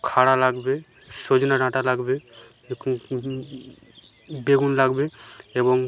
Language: Bangla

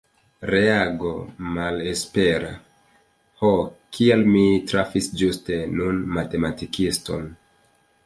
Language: Esperanto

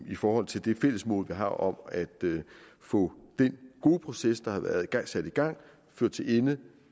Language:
Danish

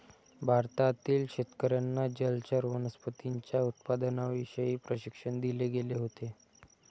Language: Marathi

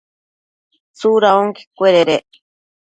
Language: Matsés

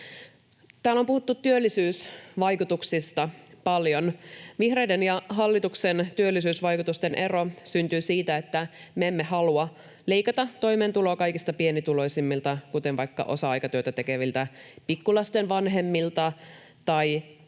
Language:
Finnish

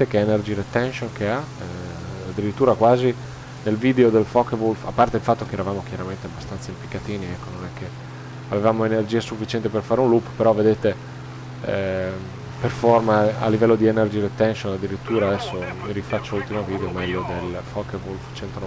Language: Italian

